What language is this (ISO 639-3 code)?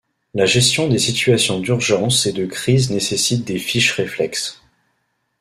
fra